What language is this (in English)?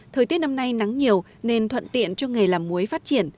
Vietnamese